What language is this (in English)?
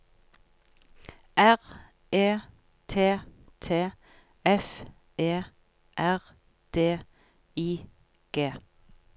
Norwegian